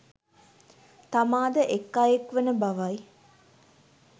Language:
Sinhala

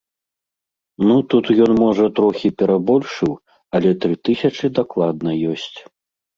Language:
Belarusian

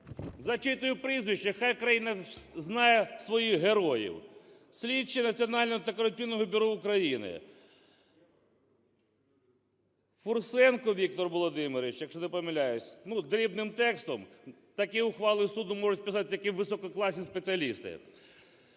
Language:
Ukrainian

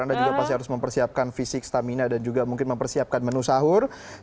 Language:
Indonesian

